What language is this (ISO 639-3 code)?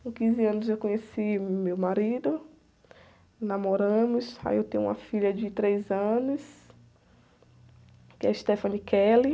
por